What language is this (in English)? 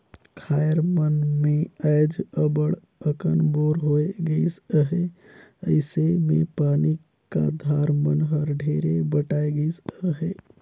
Chhattisgarhi